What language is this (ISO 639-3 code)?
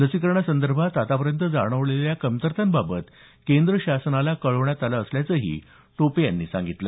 mar